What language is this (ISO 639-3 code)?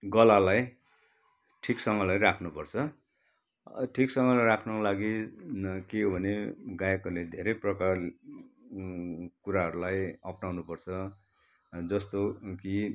nep